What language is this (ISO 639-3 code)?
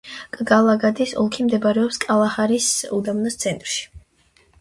kat